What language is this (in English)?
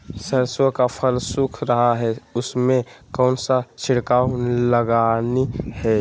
Magahi